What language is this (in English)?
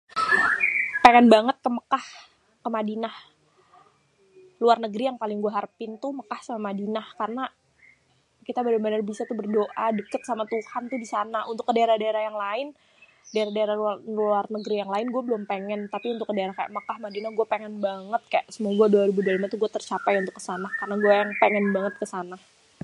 Betawi